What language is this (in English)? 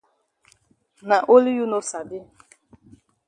Cameroon Pidgin